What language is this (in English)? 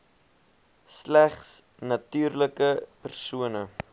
Afrikaans